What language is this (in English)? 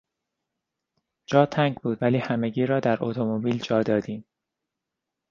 Persian